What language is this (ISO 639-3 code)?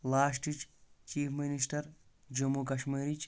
kas